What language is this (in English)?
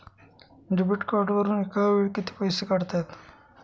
Marathi